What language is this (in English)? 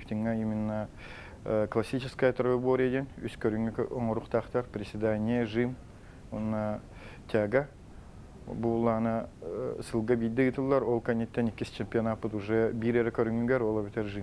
Russian